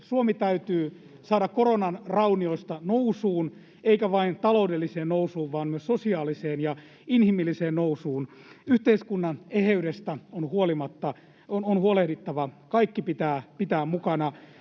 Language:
Finnish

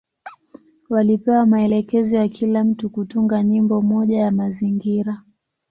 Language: Swahili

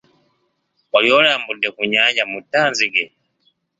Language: Ganda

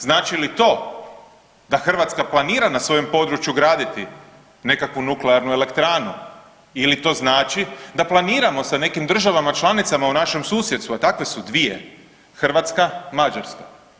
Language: Croatian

